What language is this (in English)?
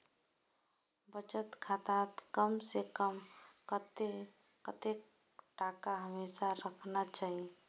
Magahi